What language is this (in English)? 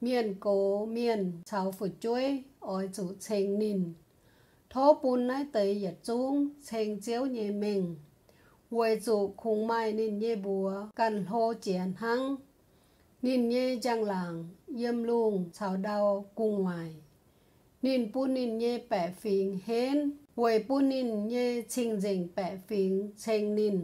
Thai